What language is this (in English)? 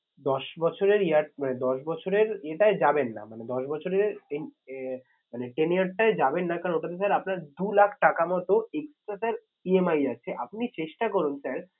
Bangla